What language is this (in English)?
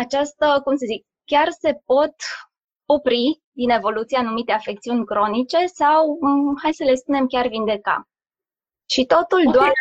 Romanian